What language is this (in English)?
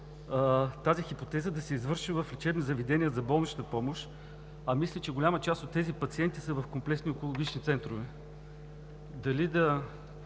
Bulgarian